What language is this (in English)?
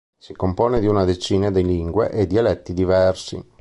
Italian